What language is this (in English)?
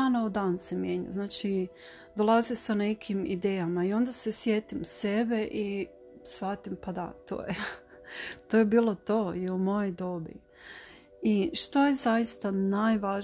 Croatian